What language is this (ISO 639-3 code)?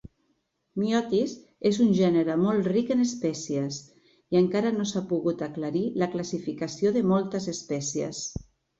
cat